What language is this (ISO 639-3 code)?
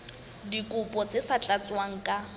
sot